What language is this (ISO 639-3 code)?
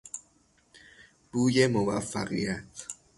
fas